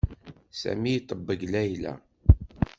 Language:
Kabyle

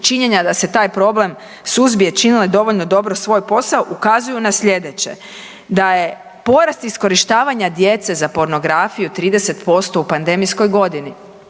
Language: Croatian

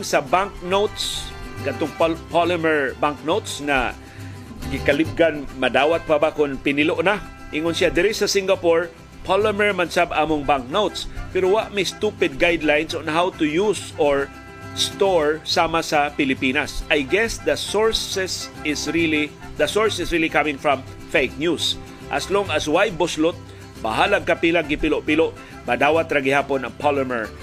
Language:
Filipino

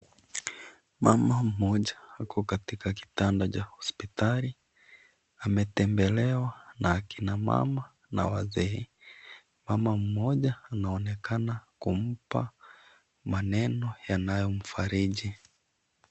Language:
Swahili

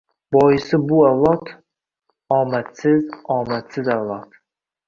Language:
Uzbek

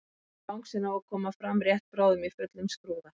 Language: Icelandic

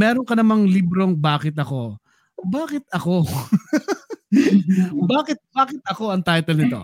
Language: Filipino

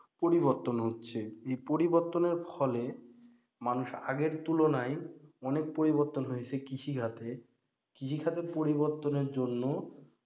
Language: Bangla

